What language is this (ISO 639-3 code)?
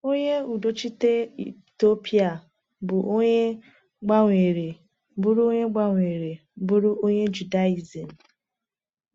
ibo